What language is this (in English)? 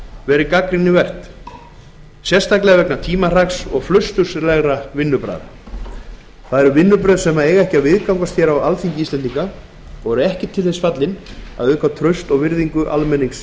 Icelandic